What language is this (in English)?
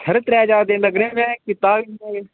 Dogri